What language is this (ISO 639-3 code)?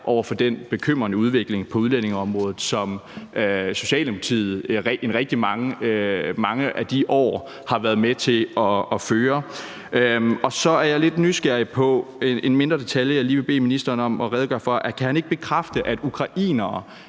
dan